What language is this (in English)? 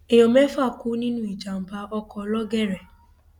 Yoruba